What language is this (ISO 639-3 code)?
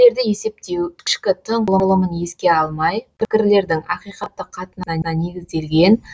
kaz